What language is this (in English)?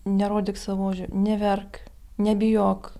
Lithuanian